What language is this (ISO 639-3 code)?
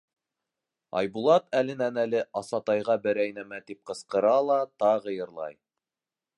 bak